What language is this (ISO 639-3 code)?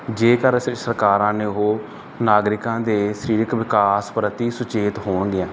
pan